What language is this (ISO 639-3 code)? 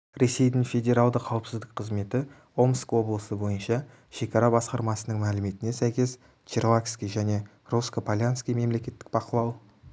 kaz